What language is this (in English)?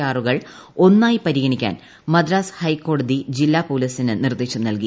Malayalam